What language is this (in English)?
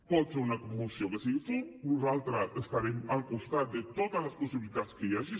Catalan